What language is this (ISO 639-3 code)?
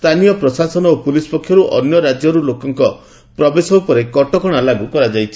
ori